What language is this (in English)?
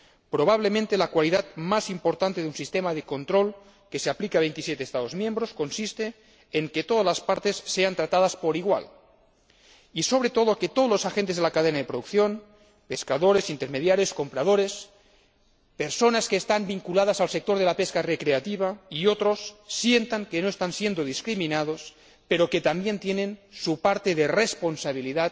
Spanish